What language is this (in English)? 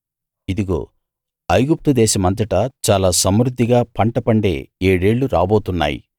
Telugu